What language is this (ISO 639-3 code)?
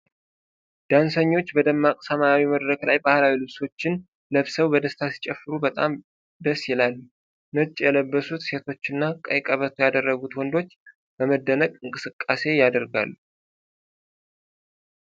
amh